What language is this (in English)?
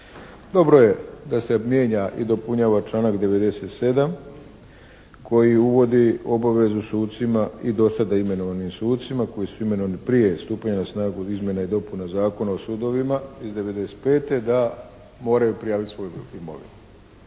Croatian